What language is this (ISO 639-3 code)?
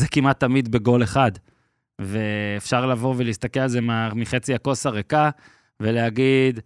heb